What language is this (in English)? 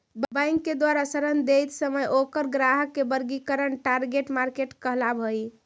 Magahi